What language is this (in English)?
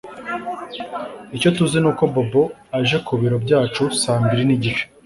Kinyarwanda